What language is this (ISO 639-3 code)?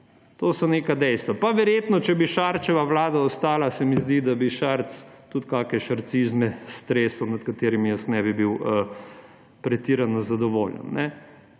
slv